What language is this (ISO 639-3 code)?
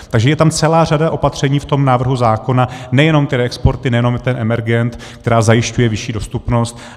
ces